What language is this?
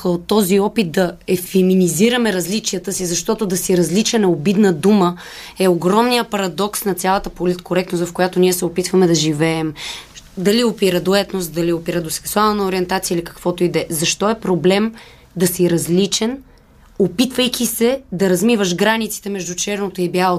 Bulgarian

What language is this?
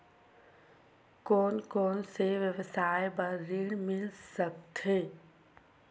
Chhattisgarhi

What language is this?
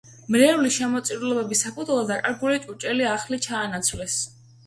Georgian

